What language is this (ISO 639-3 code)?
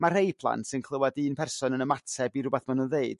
cym